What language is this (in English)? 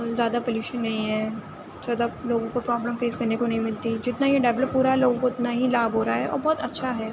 Urdu